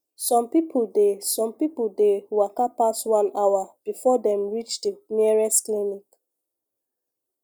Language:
Nigerian Pidgin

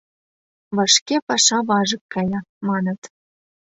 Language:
Mari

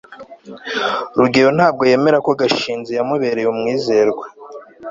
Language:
Kinyarwanda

